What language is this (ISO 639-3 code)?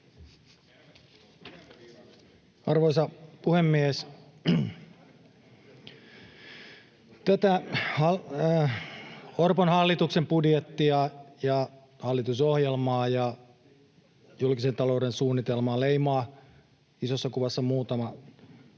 fin